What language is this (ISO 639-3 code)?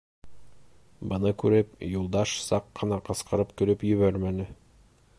bak